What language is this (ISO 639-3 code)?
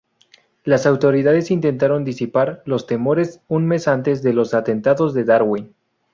spa